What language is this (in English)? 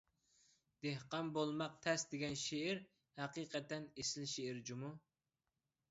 Uyghur